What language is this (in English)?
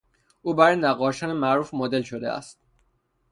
Persian